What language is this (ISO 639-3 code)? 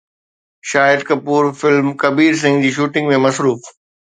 snd